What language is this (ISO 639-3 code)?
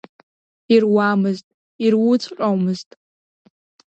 abk